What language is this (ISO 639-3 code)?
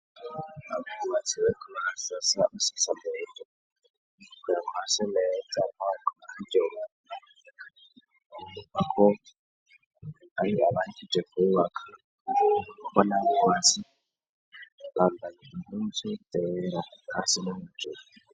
run